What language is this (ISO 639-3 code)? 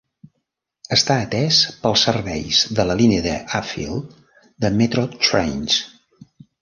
cat